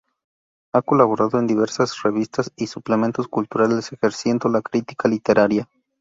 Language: Spanish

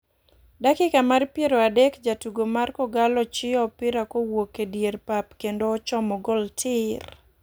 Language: Luo (Kenya and Tanzania)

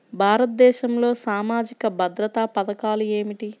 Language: Telugu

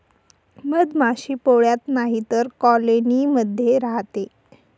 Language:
Marathi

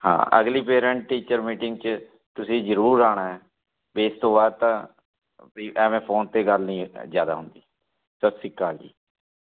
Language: Punjabi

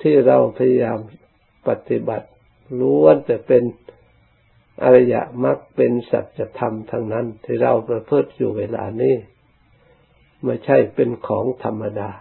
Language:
Thai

